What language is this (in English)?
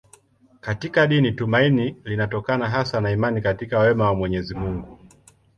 Swahili